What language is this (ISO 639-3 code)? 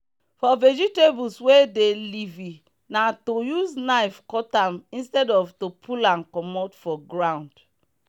pcm